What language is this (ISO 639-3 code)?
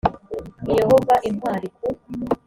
kin